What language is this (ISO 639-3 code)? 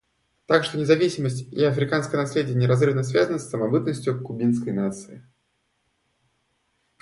rus